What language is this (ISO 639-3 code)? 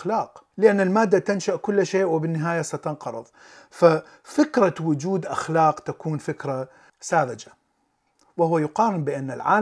ara